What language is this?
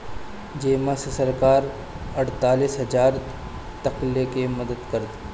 Bhojpuri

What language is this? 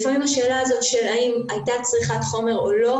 Hebrew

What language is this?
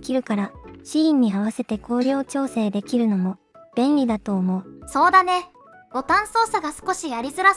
Japanese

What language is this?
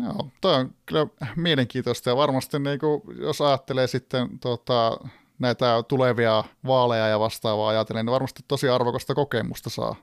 Finnish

